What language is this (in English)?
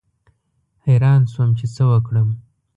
Pashto